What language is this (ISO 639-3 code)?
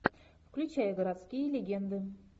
rus